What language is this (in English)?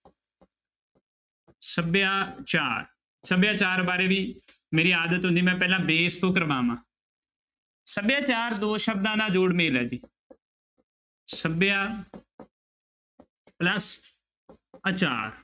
Punjabi